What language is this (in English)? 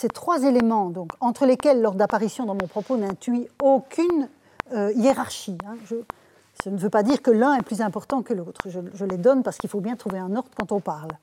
French